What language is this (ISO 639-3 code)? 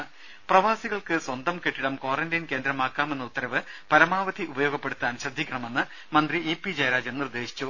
mal